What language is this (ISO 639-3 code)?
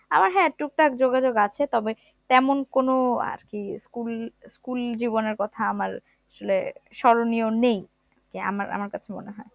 ben